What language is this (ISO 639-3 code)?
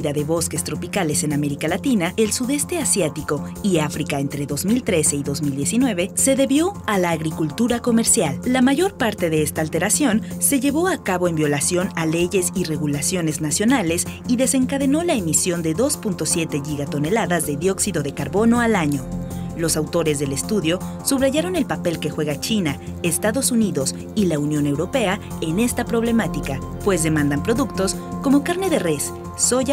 spa